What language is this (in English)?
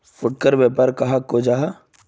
Magahi